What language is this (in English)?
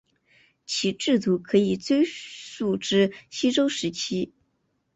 Chinese